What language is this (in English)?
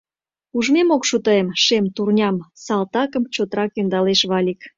Mari